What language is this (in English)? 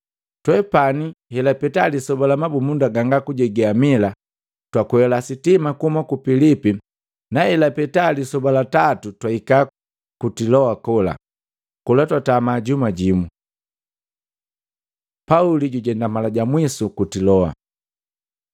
Matengo